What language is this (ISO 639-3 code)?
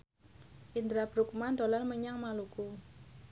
jav